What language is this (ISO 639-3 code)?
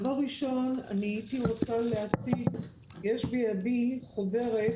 heb